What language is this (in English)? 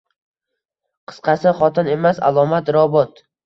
Uzbek